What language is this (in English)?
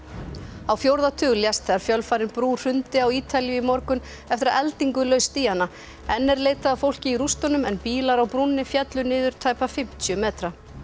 Icelandic